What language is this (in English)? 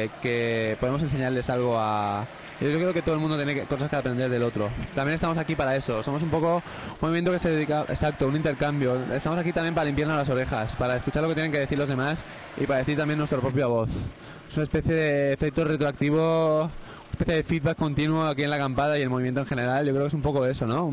Spanish